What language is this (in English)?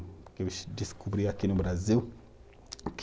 Portuguese